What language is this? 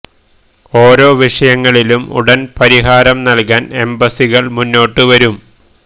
Malayalam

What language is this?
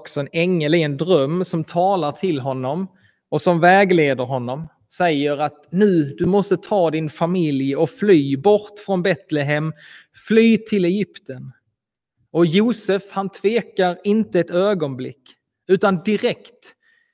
Swedish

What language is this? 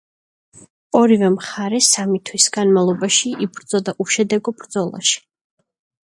Georgian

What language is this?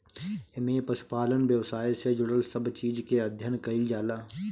Bhojpuri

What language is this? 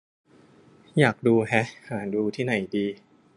Thai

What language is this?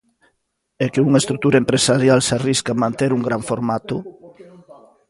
Galician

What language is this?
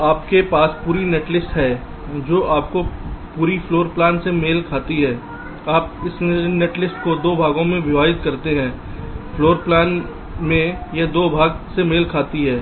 Hindi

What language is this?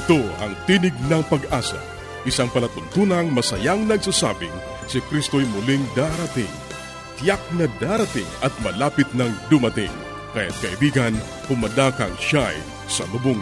Filipino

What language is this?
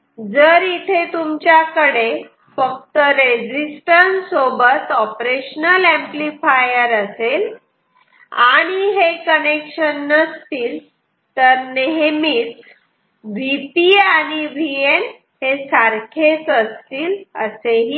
Marathi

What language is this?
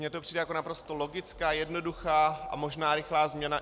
Czech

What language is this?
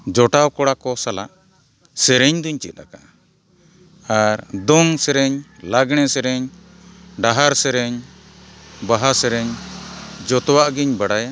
Santali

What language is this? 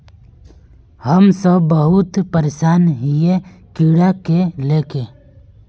Magahi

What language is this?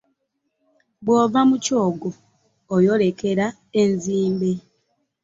Ganda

